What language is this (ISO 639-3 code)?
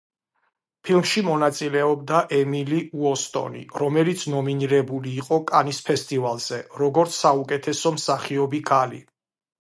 kat